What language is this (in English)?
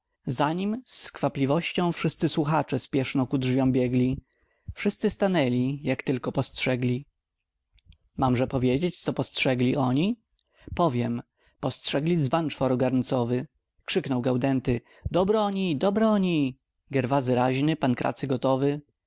Polish